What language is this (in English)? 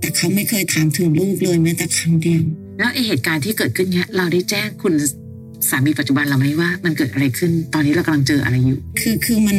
Thai